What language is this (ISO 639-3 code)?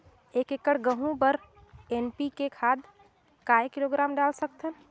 hne